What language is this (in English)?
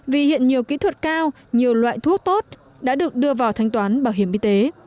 Vietnamese